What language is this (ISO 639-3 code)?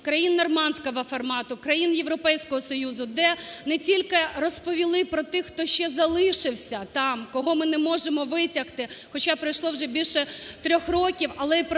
ukr